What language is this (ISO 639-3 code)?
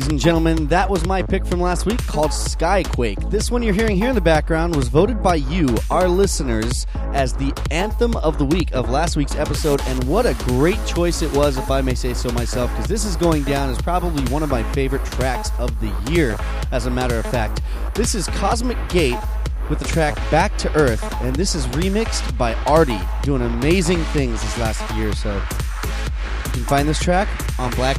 eng